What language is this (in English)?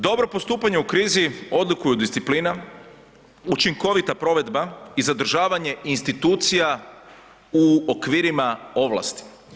Croatian